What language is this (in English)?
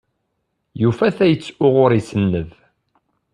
Kabyle